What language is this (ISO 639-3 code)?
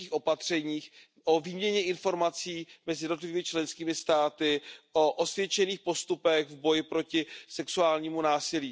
ces